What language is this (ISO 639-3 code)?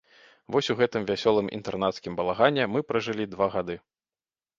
bel